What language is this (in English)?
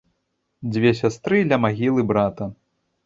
Belarusian